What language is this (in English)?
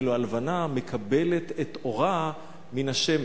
Hebrew